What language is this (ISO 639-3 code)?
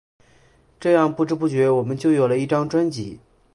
zho